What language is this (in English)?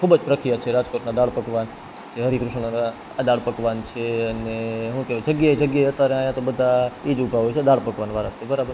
Gujarati